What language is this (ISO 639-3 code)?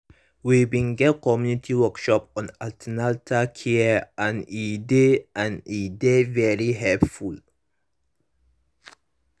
pcm